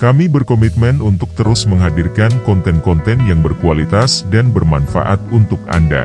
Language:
Indonesian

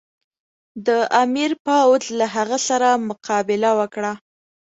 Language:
Pashto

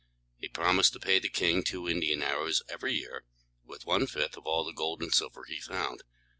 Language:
English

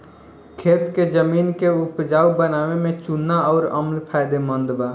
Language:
Bhojpuri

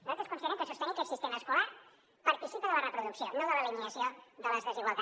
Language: Catalan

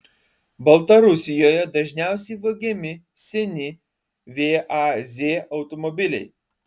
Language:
Lithuanian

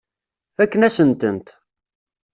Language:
Kabyle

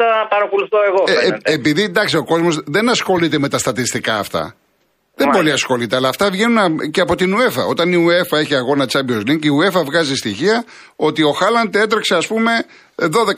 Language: Greek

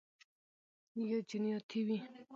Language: Pashto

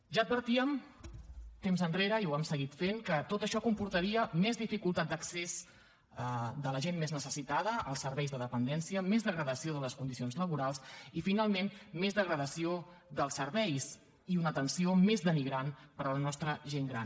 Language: Catalan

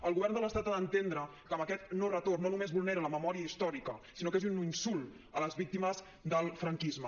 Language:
Catalan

